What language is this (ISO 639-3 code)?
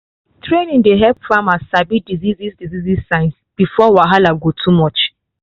pcm